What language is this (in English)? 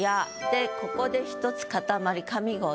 Japanese